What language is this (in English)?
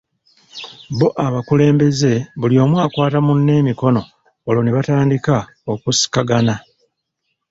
Ganda